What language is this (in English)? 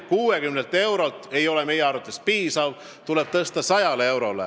Estonian